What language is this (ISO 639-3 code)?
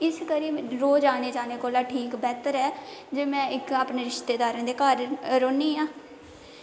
doi